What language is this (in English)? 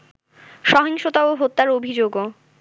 Bangla